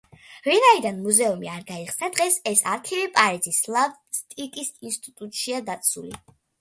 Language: Georgian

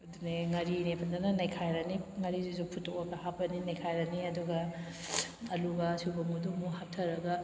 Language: Manipuri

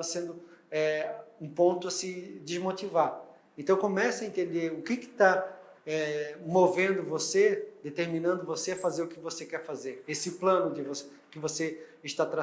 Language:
Portuguese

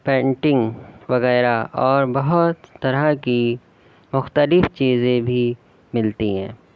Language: Urdu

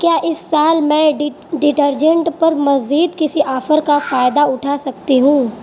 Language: Urdu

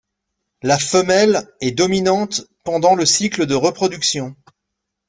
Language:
French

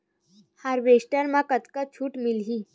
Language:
Chhattisgarhi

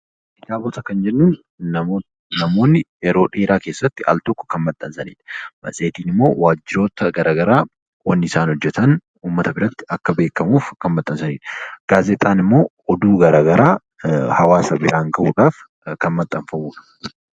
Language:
Oromo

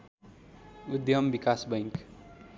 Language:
Nepali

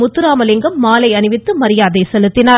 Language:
Tamil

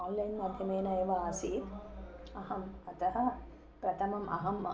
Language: Sanskrit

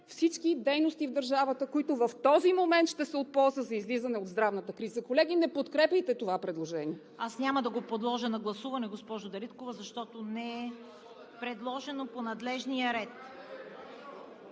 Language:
Bulgarian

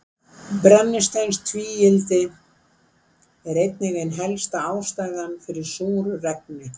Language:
Icelandic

